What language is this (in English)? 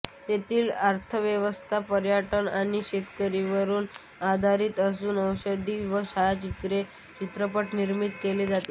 Marathi